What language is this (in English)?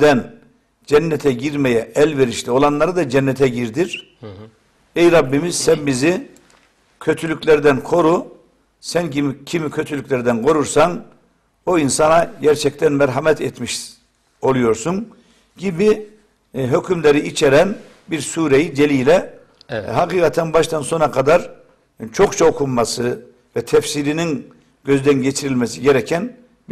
Turkish